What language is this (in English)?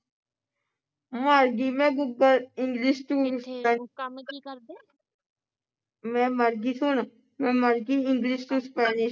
Punjabi